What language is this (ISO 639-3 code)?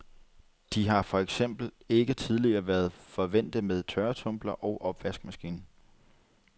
dan